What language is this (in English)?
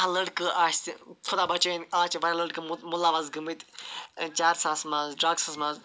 Kashmiri